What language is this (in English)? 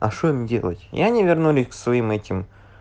Russian